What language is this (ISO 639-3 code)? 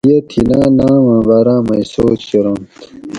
gwc